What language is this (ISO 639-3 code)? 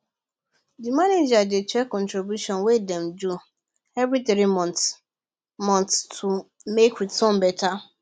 pcm